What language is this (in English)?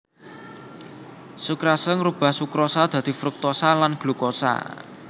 Javanese